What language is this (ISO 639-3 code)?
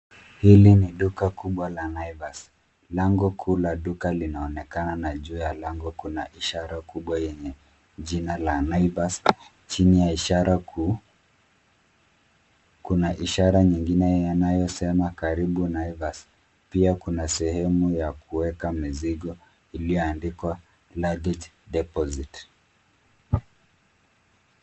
swa